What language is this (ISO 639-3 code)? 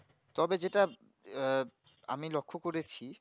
ben